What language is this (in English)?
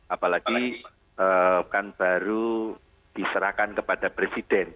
Indonesian